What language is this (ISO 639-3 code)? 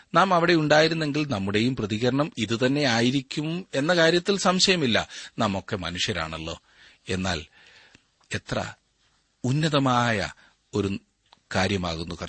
mal